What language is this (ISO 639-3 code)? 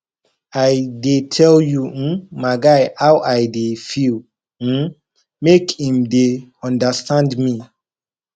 pcm